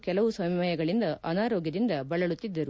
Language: Kannada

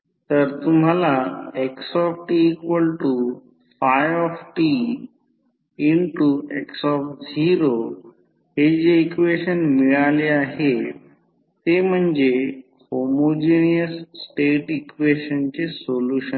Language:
Marathi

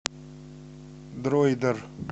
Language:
Russian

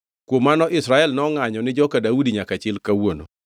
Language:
Luo (Kenya and Tanzania)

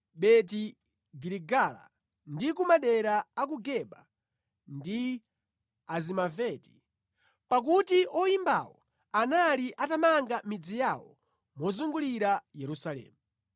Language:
Nyanja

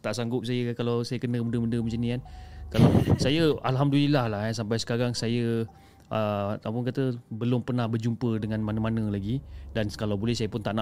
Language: Malay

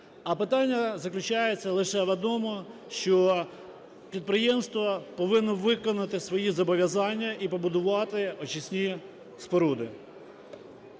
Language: Ukrainian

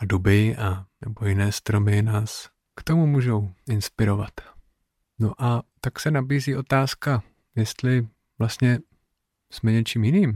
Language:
Czech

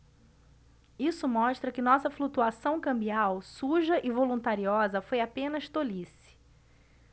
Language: Portuguese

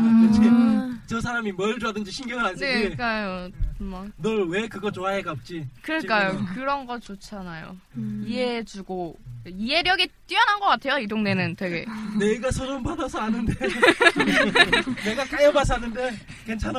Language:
Korean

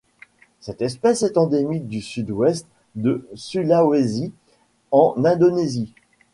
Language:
French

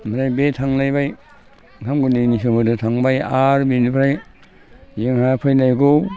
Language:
Bodo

